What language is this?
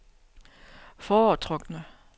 Danish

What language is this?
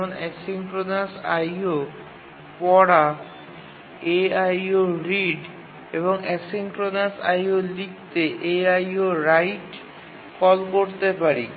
Bangla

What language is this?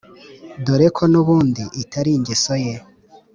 Kinyarwanda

